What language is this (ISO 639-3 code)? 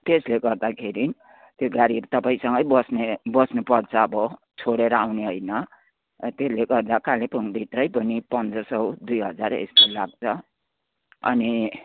nep